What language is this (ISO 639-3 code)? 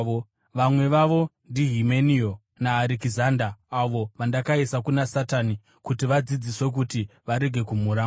sna